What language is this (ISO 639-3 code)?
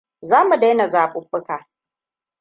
hau